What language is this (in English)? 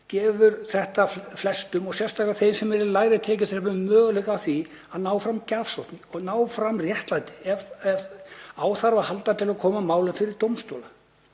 Icelandic